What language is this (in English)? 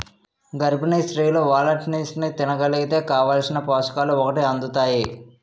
Telugu